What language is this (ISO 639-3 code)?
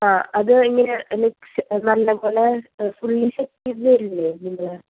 mal